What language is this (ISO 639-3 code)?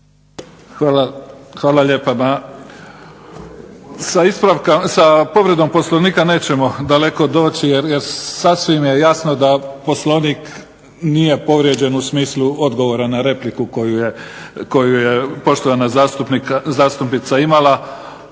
hrv